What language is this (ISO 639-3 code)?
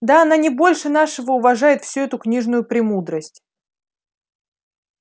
rus